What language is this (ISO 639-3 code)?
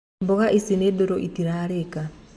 kik